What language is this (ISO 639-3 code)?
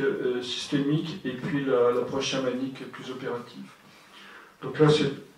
fra